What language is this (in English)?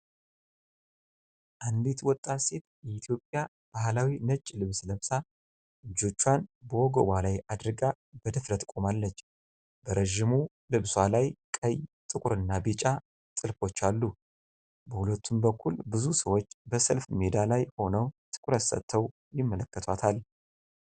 Amharic